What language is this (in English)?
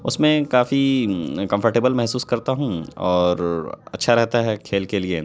Urdu